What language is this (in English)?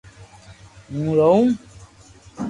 Loarki